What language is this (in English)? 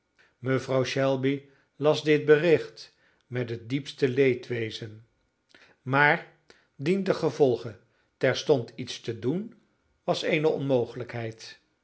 Dutch